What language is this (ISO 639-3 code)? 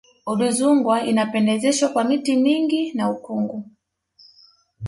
swa